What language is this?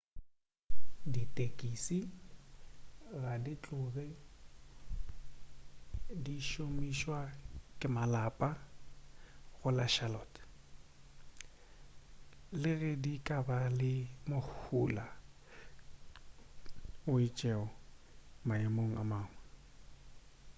Northern Sotho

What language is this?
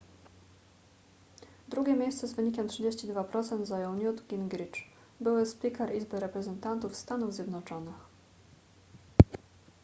Polish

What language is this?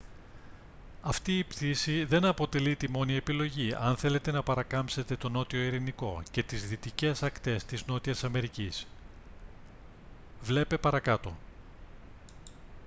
Greek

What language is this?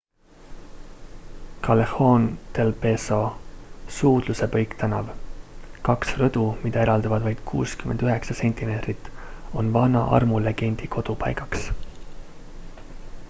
Estonian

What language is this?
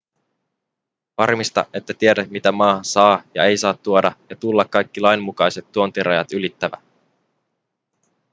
Finnish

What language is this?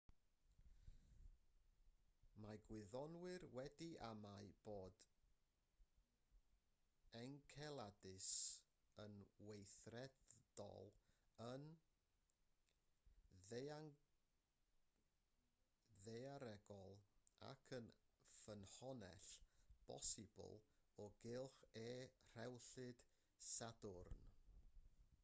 Welsh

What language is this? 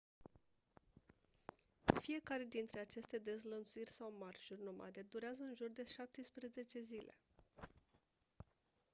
Romanian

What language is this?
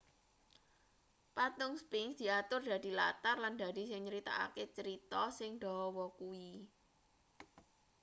Javanese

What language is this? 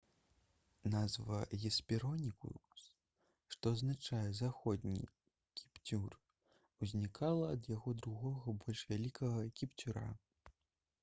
Belarusian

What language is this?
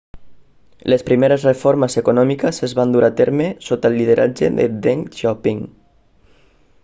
Catalan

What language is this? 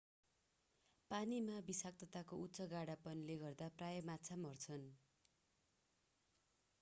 Nepali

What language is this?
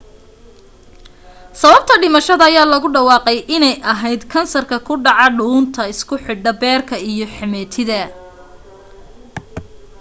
Somali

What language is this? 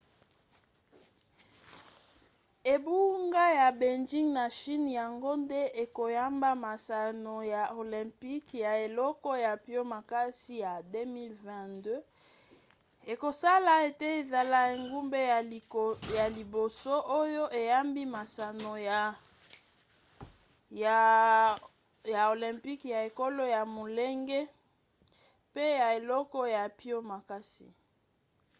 Lingala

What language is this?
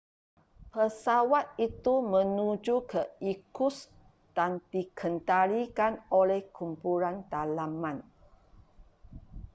Malay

